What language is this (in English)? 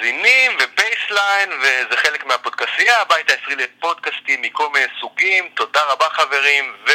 Hebrew